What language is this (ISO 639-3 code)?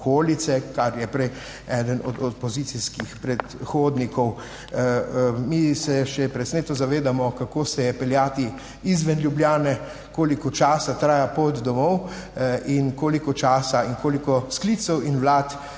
slv